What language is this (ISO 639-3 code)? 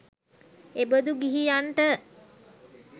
sin